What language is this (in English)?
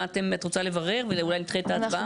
Hebrew